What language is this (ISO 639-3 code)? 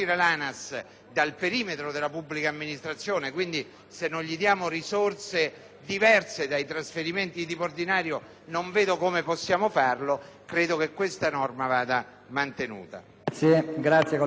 ita